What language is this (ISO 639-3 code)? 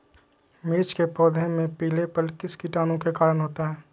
mag